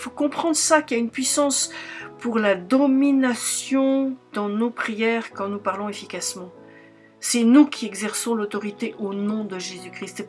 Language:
French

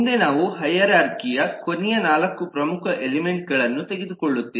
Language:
Kannada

